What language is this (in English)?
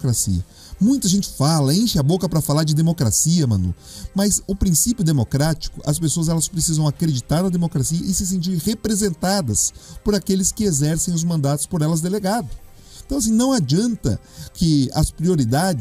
Portuguese